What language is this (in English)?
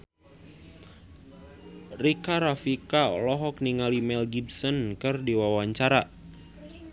Sundanese